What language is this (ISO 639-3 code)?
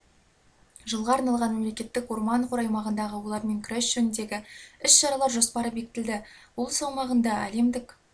kaz